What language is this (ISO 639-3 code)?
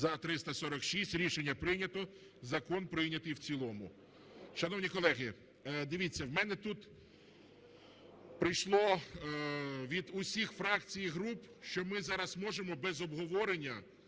ukr